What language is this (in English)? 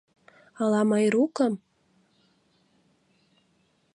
Mari